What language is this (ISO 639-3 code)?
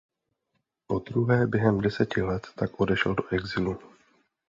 ces